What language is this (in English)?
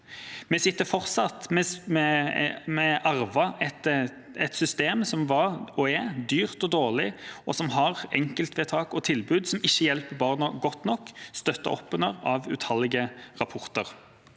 Norwegian